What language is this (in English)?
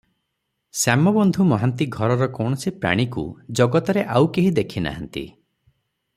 Odia